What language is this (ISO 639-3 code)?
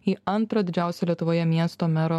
lit